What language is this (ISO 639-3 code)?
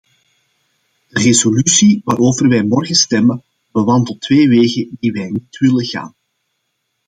nld